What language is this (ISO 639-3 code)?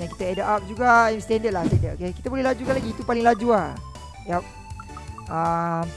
msa